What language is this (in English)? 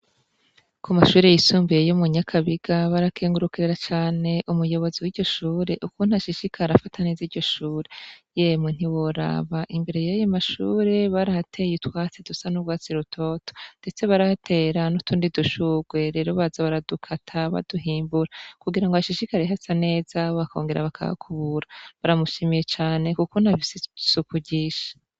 Rundi